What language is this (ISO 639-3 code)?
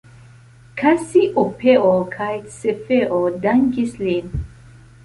epo